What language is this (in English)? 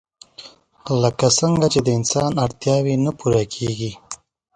Pashto